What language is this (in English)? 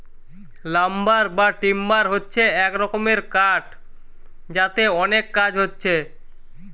Bangla